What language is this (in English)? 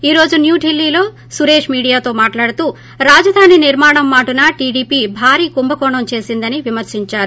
Telugu